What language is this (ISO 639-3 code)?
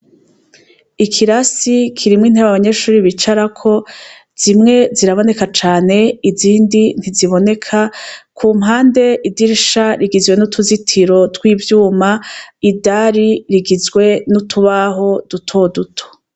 run